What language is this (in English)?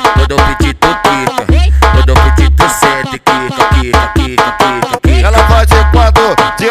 Portuguese